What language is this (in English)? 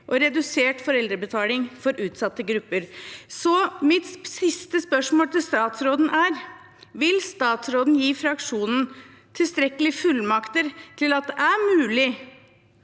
Norwegian